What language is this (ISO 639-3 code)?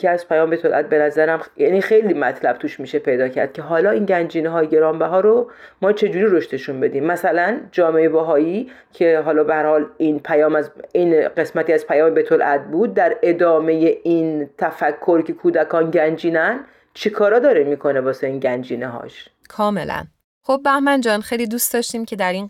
fas